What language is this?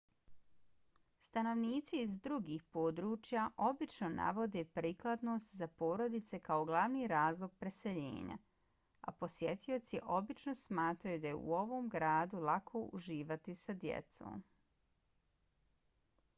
Bosnian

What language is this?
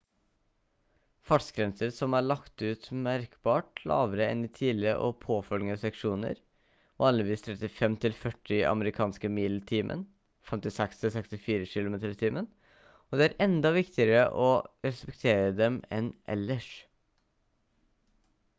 Norwegian Bokmål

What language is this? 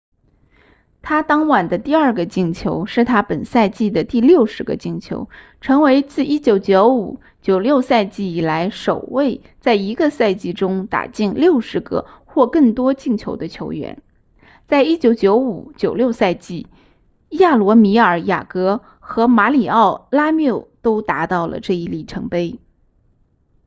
Chinese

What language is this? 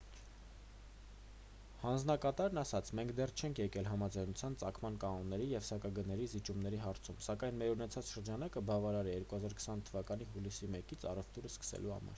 Armenian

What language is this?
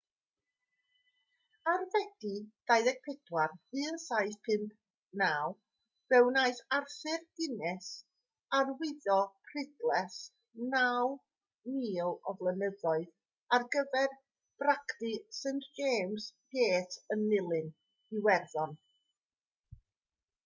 Welsh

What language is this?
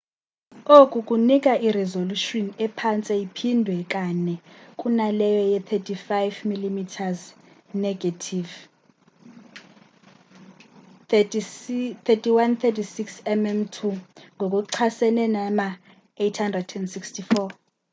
Xhosa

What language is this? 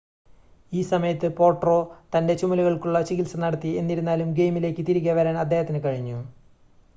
Malayalam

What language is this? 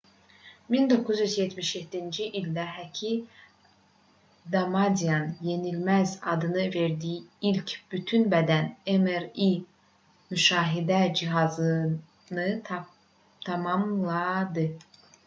Azerbaijani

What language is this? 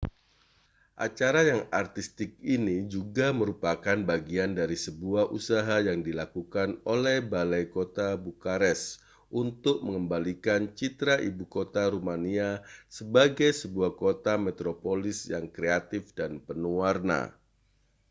Indonesian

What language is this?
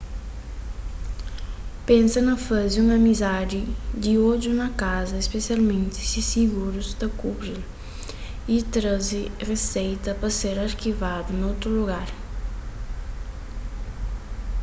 Kabuverdianu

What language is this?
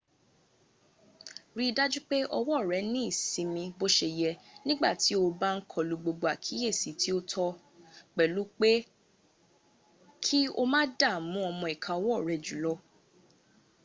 Yoruba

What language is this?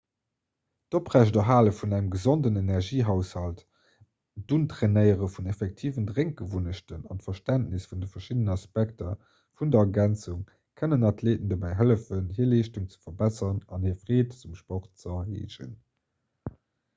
Luxembourgish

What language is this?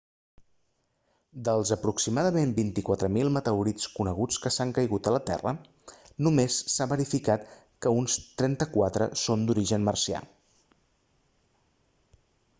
Catalan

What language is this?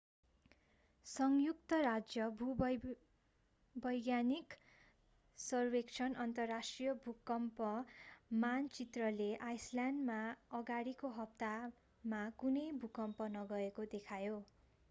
Nepali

